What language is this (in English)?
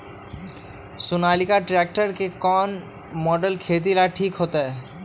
Magahi